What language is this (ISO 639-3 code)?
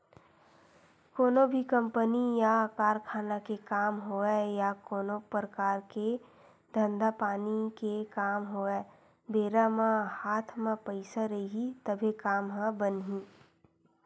hne